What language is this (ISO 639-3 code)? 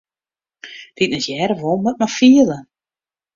fry